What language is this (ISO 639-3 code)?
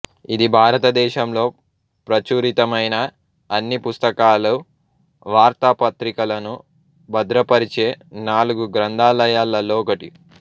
tel